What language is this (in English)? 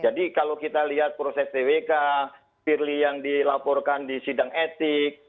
Indonesian